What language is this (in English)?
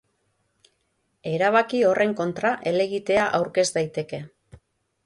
Basque